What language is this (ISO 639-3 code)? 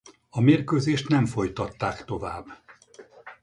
hun